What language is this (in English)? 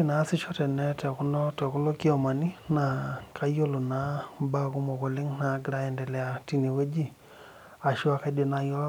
Masai